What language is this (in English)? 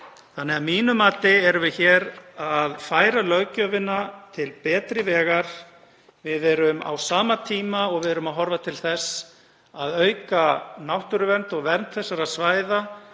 Icelandic